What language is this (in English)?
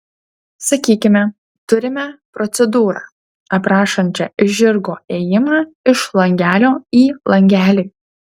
Lithuanian